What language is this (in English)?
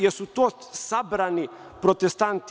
Serbian